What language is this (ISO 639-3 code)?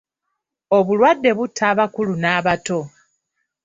lug